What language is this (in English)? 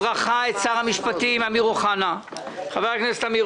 Hebrew